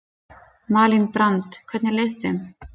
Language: Icelandic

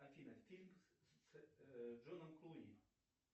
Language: Russian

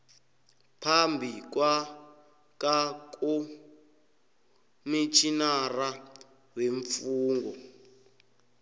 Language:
South Ndebele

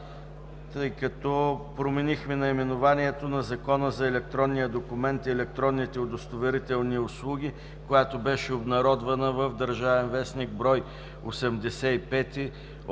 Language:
Bulgarian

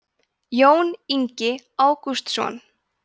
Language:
Icelandic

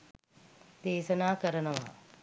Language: Sinhala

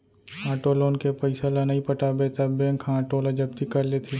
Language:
Chhattisgarhi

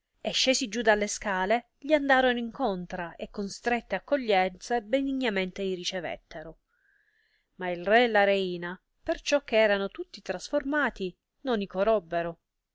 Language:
Italian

